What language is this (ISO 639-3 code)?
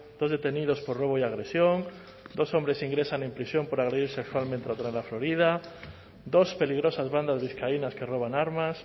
spa